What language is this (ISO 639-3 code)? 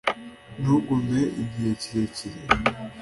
kin